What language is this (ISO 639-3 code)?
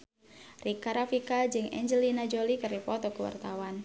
sun